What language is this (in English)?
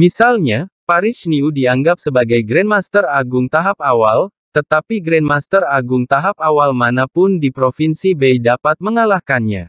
Indonesian